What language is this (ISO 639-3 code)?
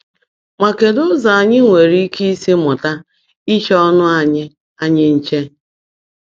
ibo